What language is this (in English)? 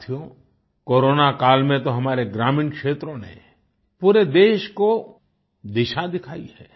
Hindi